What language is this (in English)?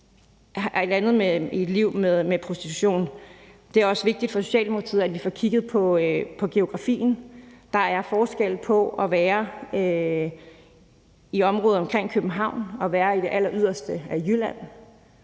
Danish